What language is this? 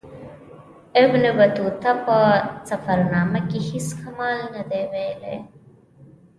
Pashto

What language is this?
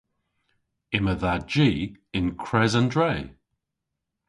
Cornish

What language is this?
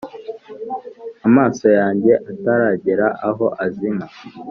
Kinyarwanda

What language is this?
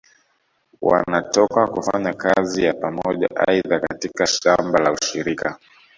Swahili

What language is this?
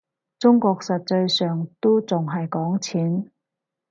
Cantonese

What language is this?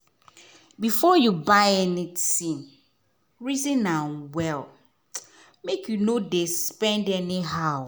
Nigerian Pidgin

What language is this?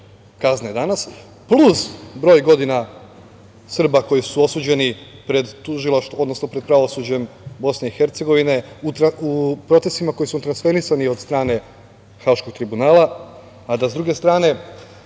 Serbian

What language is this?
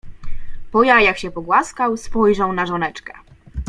Polish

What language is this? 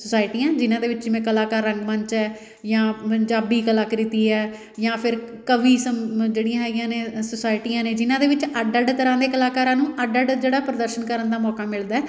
Punjabi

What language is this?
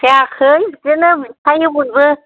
Bodo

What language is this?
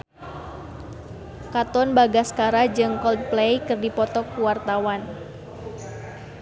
Sundanese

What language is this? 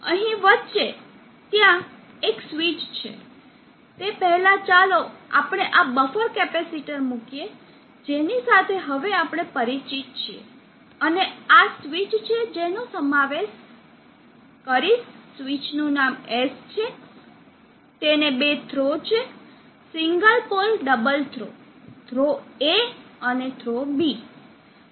Gujarati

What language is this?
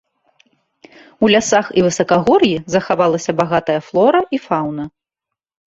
Belarusian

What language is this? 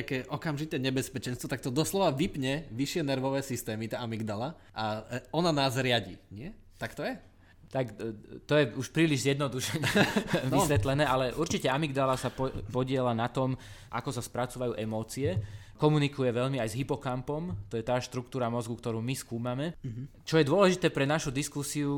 Slovak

